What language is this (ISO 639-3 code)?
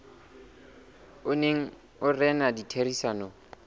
sot